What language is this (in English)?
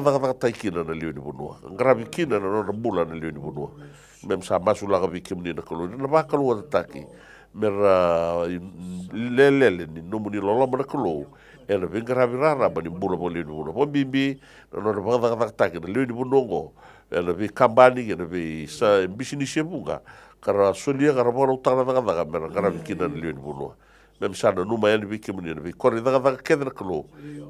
Italian